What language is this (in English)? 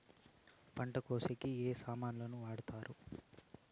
Telugu